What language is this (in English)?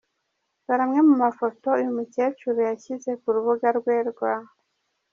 Kinyarwanda